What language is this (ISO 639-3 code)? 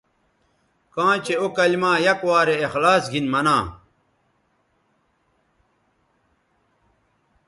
btv